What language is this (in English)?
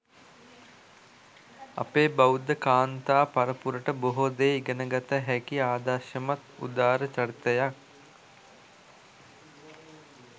Sinhala